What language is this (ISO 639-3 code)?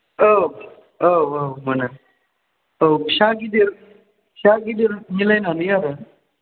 brx